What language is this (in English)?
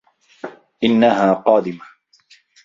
Arabic